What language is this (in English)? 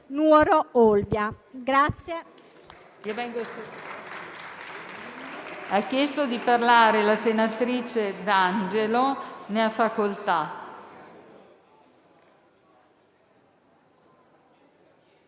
Italian